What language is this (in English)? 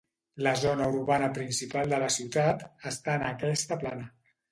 Catalan